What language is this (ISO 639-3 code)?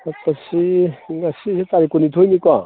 mni